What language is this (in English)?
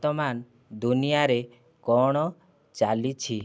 Odia